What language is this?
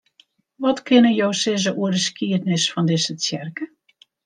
Western Frisian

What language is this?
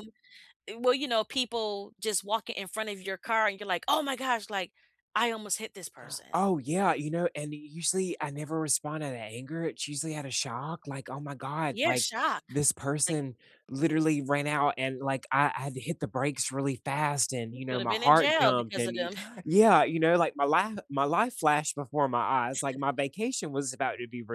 English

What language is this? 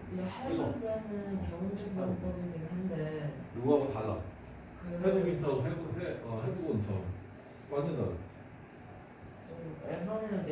Korean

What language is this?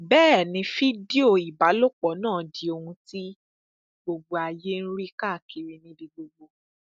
Yoruba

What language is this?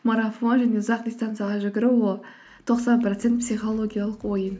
Kazakh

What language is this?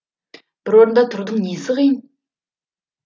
Kazakh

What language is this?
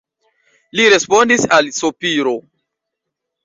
Esperanto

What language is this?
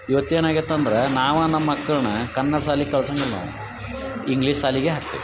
Kannada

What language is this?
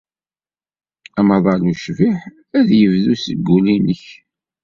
Kabyle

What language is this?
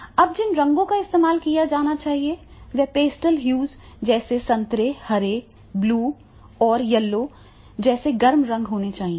Hindi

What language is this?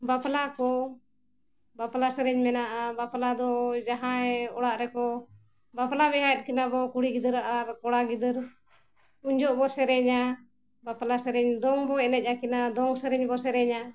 Santali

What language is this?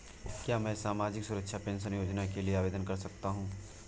Hindi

